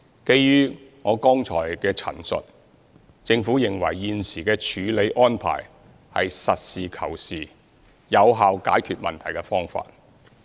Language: Cantonese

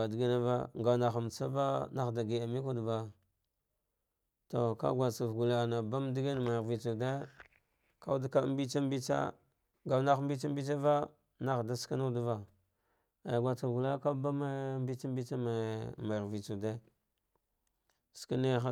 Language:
Dghwede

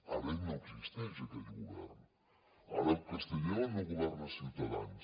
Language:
Catalan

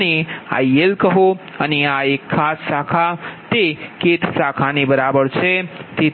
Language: Gujarati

